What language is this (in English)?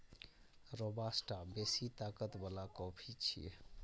Maithili